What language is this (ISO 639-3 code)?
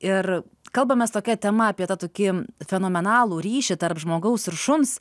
lit